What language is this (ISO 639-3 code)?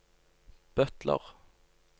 nor